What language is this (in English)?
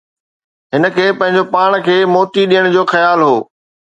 Sindhi